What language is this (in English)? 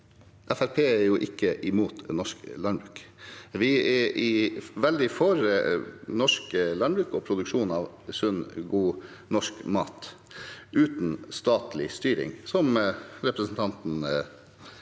Norwegian